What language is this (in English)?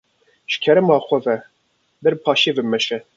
Kurdish